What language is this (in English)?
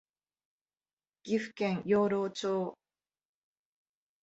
Japanese